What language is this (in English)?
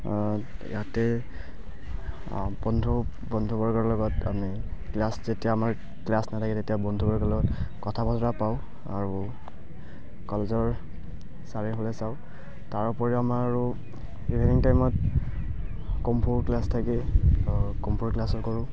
Assamese